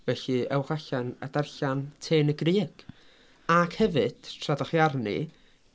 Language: Welsh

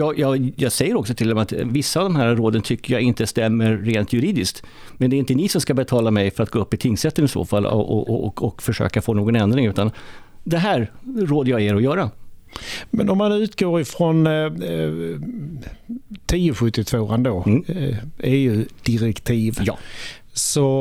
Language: Swedish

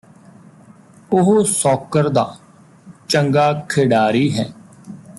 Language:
Punjabi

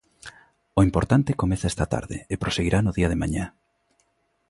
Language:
Galician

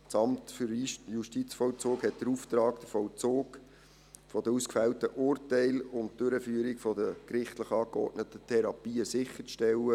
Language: Swiss German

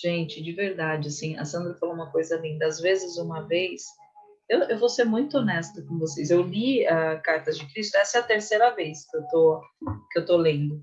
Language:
Portuguese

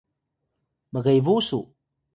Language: Atayal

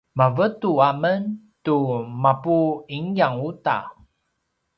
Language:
Paiwan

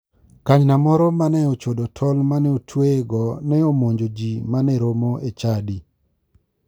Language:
Luo (Kenya and Tanzania)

